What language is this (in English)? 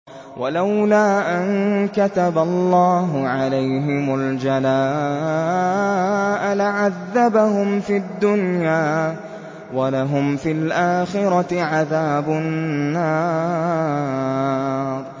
Arabic